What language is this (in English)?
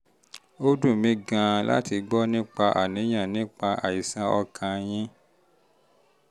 Yoruba